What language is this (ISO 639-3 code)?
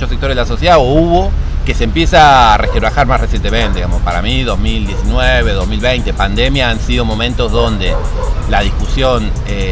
spa